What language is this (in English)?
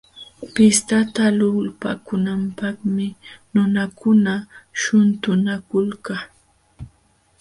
Jauja Wanca Quechua